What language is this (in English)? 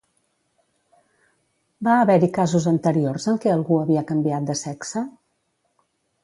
Catalan